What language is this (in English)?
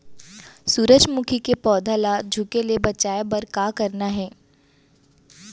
Chhattisgarhi